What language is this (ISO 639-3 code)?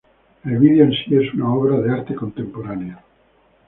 spa